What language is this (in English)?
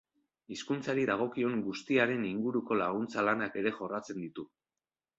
Basque